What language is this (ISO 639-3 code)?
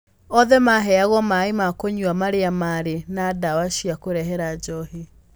kik